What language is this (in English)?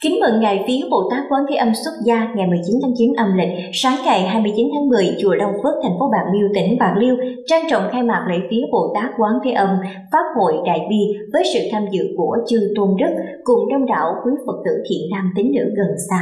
Vietnamese